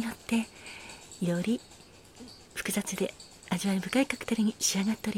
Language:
Japanese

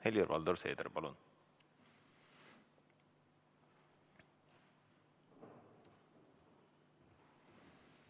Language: Estonian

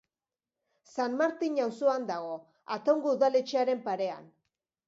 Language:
Basque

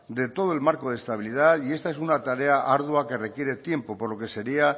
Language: Spanish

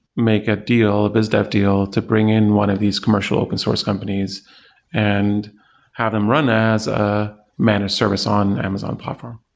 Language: English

